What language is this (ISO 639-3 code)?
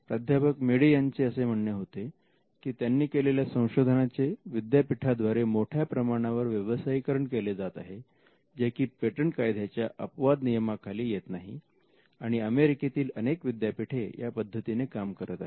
mar